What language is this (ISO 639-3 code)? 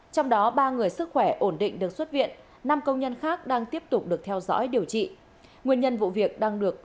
vie